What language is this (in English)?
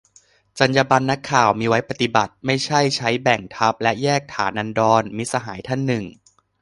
Thai